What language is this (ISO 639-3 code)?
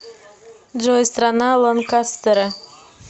rus